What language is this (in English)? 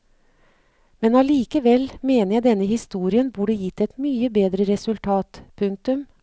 Norwegian